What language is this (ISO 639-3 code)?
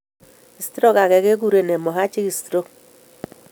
kln